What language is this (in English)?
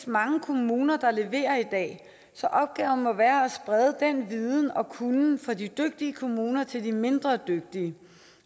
Danish